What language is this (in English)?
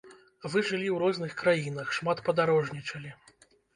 Belarusian